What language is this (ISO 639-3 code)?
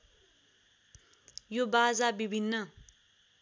nep